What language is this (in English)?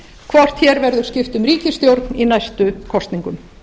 Icelandic